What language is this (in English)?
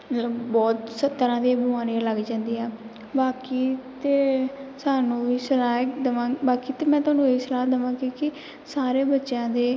Punjabi